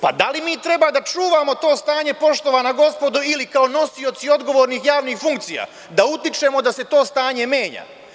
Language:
Serbian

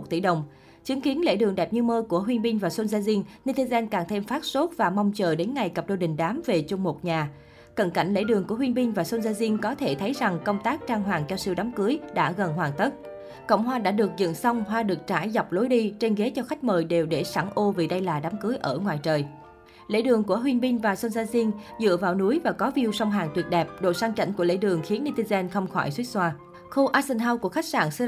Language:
Vietnamese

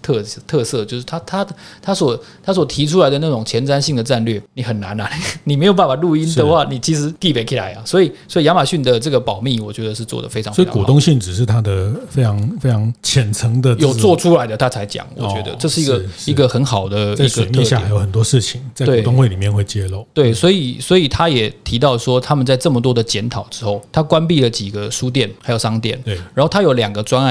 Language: Chinese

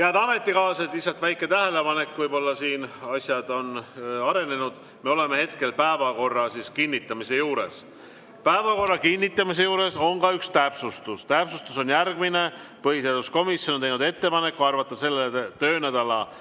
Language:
Estonian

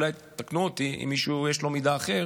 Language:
Hebrew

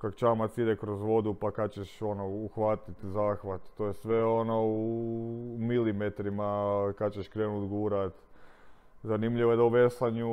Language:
Croatian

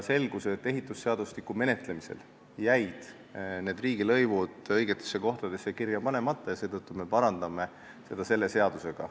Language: Estonian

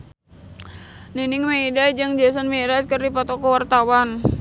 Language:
Sundanese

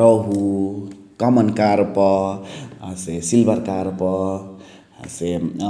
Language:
Chitwania Tharu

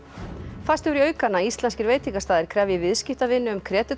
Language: Icelandic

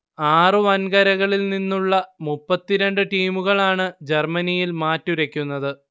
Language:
Malayalam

